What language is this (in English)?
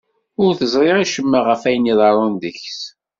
Kabyle